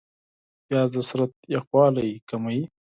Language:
Pashto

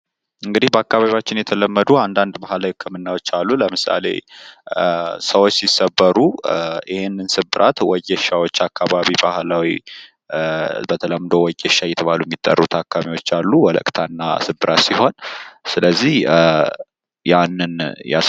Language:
Amharic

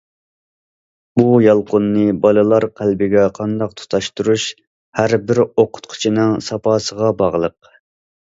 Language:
Uyghur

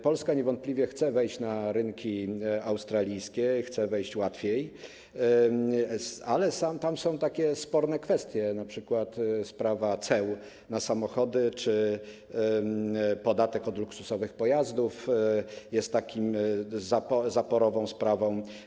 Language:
Polish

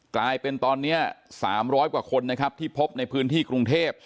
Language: Thai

